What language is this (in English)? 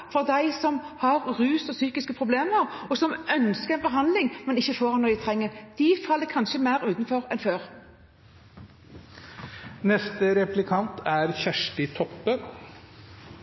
Norwegian Bokmål